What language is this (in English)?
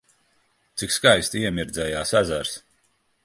Latvian